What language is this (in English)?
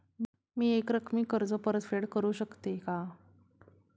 Marathi